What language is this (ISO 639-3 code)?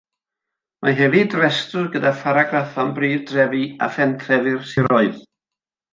cym